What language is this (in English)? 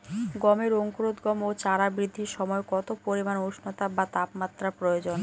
Bangla